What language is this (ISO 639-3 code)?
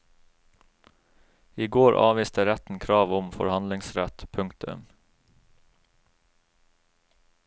nor